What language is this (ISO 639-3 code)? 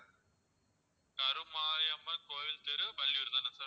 tam